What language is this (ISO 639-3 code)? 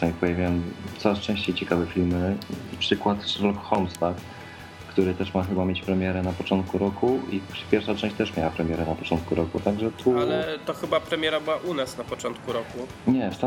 pol